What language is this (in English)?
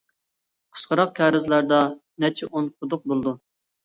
Uyghur